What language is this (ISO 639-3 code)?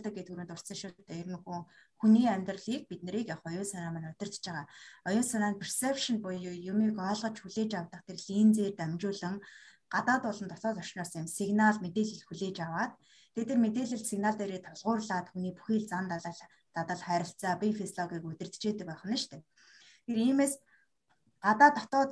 rus